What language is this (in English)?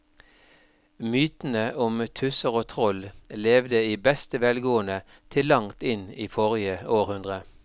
Norwegian